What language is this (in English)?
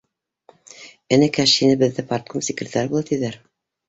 Bashkir